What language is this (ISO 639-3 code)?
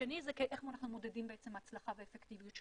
heb